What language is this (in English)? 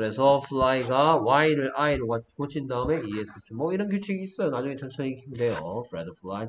Korean